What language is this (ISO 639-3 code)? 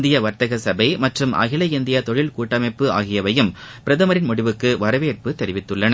tam